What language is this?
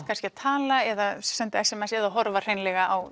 Icelandic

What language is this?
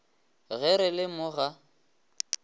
Northern Sotho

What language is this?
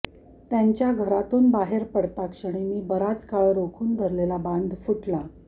Marathi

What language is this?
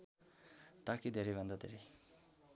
Nepali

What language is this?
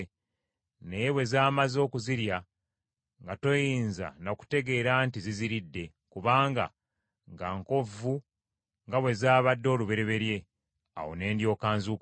Ganda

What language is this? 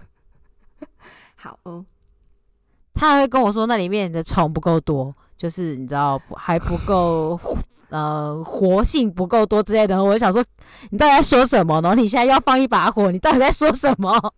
Chinese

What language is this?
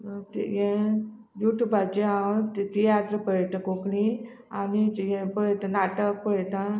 Konkani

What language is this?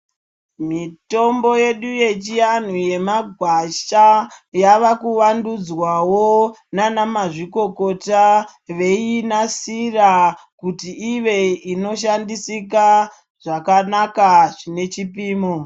Ndau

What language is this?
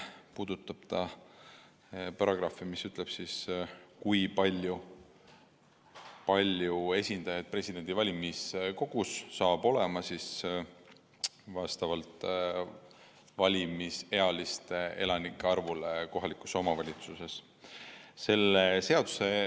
Estonian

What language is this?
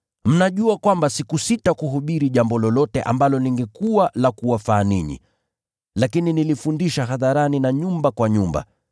Swahili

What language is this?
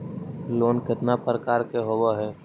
Magahi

